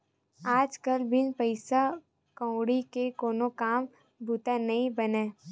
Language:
Chhattisgarhi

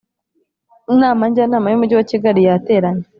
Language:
Kinyarwanda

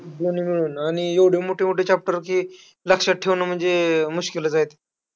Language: Marathi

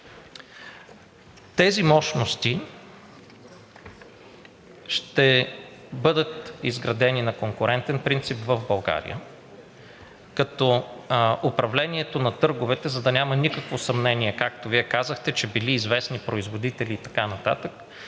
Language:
Bulgarian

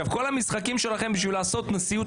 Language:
Hebrew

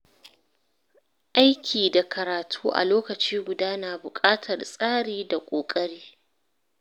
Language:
Hausa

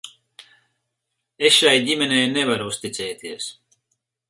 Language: Latvian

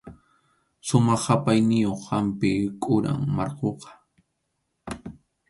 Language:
Arequipa-La Unión Quechua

